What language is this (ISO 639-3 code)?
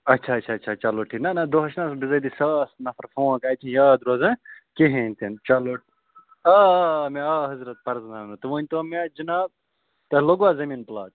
kas